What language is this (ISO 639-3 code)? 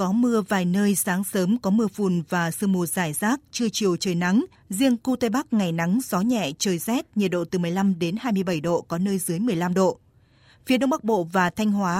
vie